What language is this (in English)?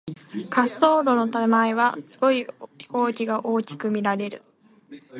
Japanese